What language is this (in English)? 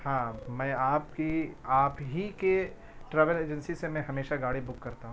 Urdu